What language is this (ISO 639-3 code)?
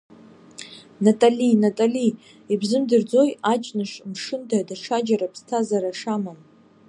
abk